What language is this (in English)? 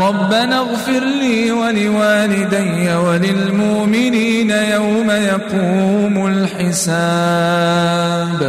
Arabic